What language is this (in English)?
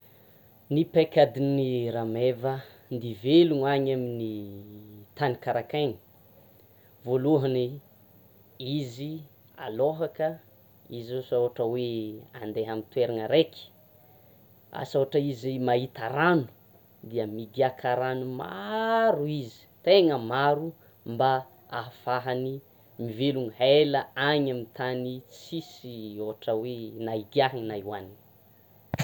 Tsimihety Malagasy